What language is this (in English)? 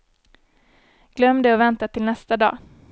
Swedish